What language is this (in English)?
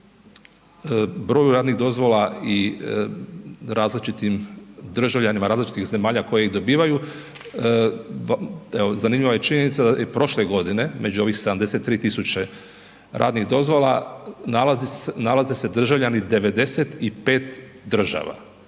Croatian